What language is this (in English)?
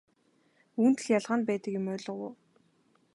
Mongolian